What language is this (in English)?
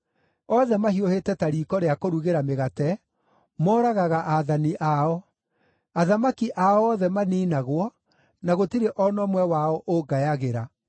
Kikuyu